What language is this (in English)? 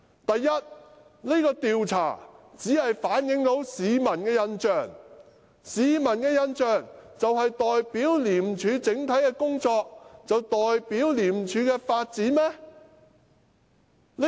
Cantonese